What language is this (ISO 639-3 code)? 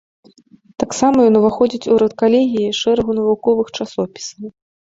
bel